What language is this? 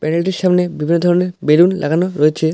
Bangla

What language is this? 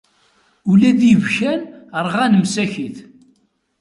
Kabyle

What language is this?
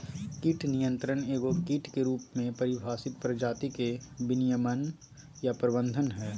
Magahi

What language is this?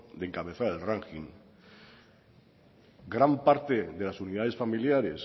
Spanish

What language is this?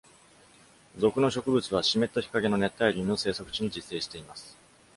Japanese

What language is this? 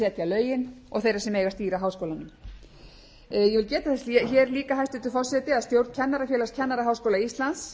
Icelandic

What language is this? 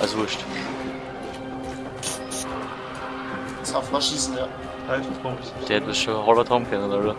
German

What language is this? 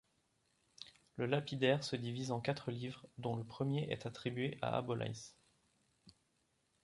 French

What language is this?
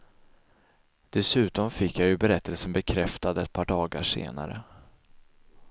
Swedish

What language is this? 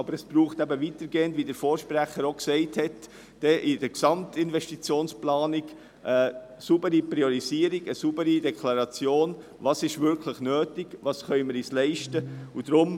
Swiss German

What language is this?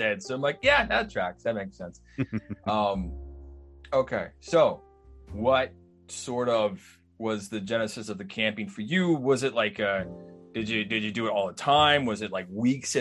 English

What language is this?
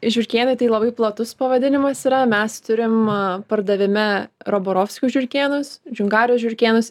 Lithuanian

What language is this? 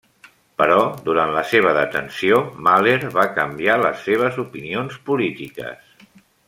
Catalan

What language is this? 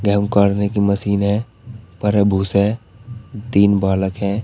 Hindi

